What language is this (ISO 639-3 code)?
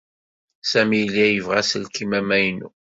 kab